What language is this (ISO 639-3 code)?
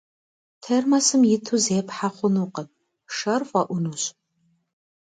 kbd